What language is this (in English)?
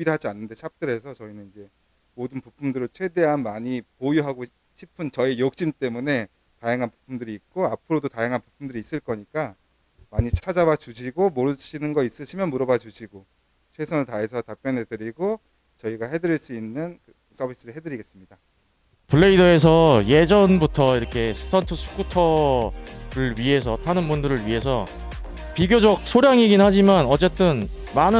Korean